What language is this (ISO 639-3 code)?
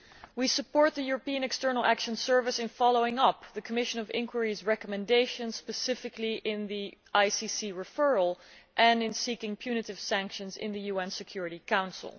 eng